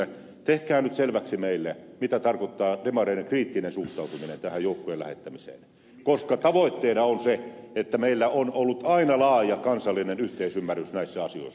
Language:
Finnish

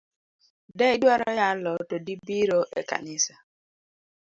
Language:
Luo (Kenya and Tanzania)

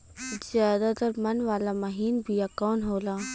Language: Bhojpuri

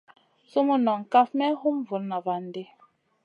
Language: Masana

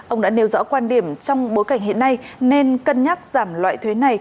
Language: Vietnamese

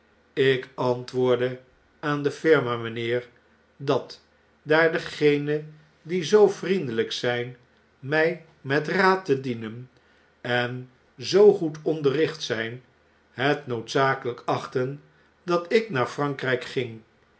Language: Dutch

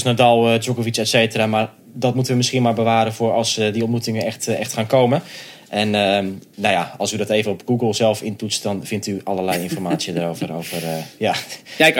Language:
Dutch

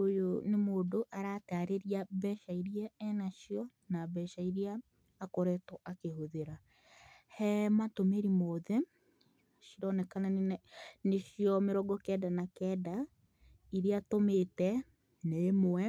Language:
Kikuyu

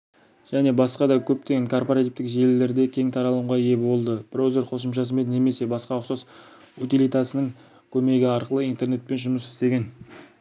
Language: Kazakh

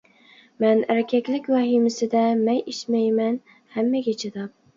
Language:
Uyghur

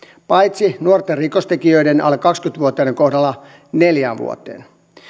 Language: Finnish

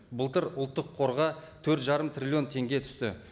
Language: Kazakh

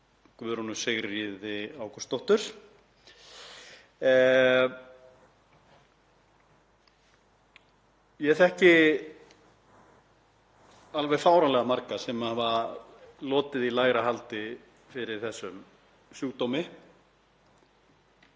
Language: Icelandic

